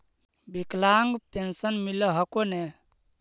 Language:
Magahi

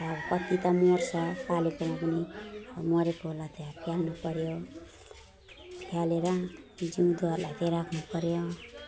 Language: Nepali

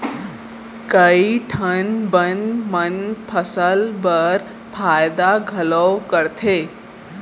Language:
Chhattisgarhi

